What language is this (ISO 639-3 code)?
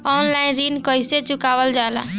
bho